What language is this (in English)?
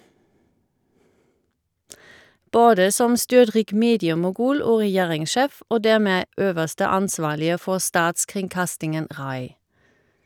Norwegian